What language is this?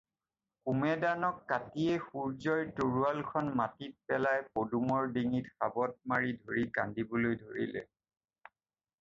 Assamese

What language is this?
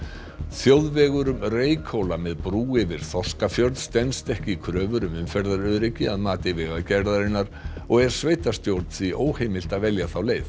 Icelandic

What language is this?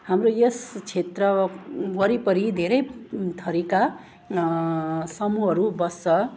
Nepali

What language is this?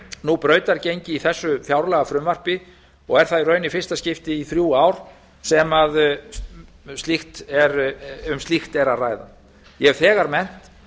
Icelandic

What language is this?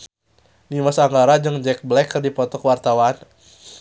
Sundanese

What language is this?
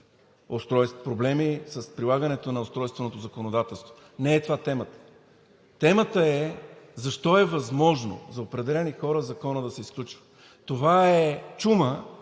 Bulgarian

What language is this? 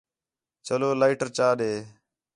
Khetrani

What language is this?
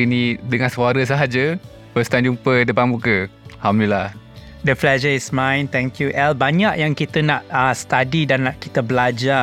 Malay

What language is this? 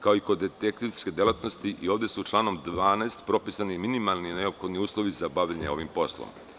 Serbian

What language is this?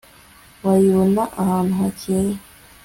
Kinyarwanda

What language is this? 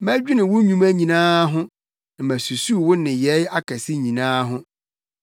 Akan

